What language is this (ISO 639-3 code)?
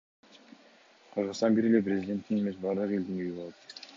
kir